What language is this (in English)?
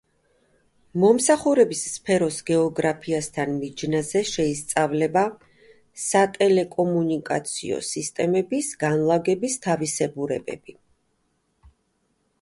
Georgian